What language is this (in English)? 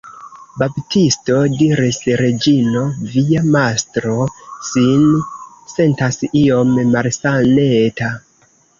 Esperanto